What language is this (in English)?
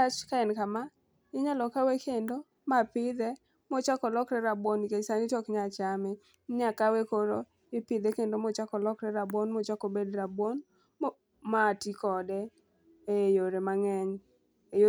Luo (Kenya and Tanzania)